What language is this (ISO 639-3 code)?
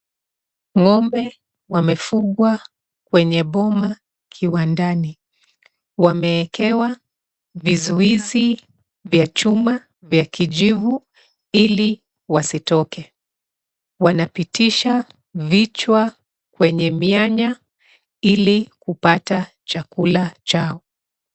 swa